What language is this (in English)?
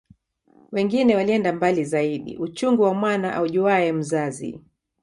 Swahili